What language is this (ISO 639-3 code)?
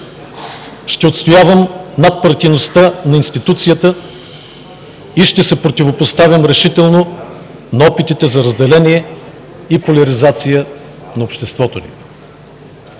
bul